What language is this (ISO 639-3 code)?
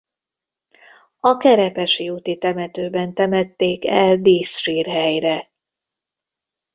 hun